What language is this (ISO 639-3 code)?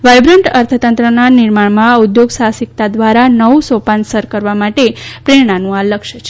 guj